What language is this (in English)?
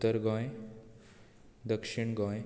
Konkani